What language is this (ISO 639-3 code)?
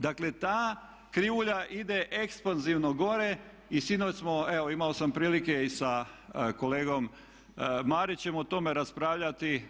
hrv